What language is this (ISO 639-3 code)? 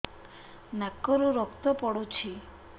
ori